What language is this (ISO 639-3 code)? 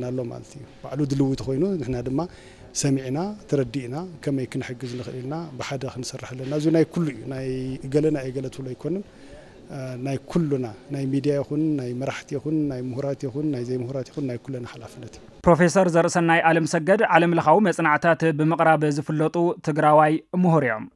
ara